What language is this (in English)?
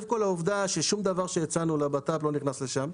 Hebrew